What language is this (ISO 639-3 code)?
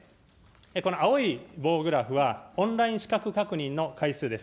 jpn